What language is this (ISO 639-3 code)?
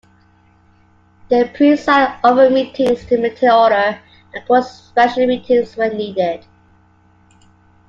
eng